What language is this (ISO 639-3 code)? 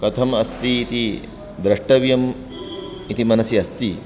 san